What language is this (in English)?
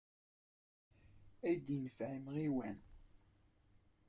Kabyle